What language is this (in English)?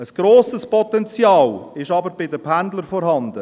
Swiss German